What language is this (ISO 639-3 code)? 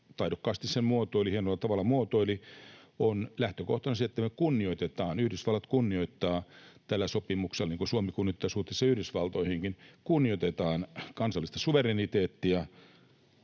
fin